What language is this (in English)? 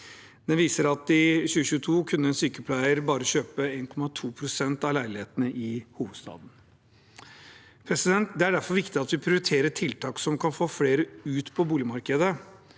Norwegian